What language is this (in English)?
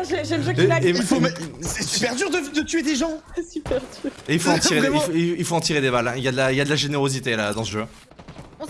French